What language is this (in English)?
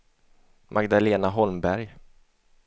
Swedish